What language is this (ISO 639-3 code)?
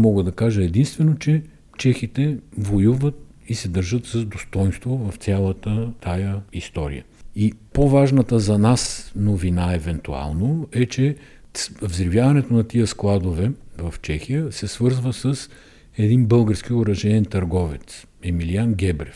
bul